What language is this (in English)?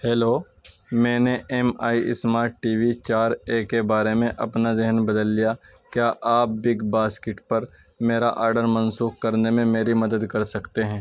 Urdu